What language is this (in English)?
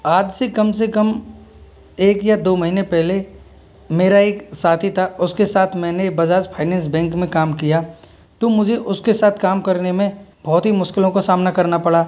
Hindi